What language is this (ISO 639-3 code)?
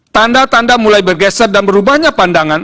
ind